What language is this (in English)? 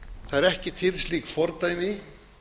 Icelandic